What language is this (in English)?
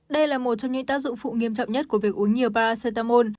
Vietnamese